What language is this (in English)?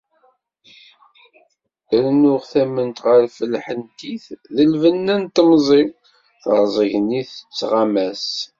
Kabyle